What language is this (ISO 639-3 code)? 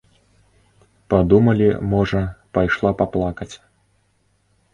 bel